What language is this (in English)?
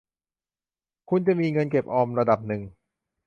Thai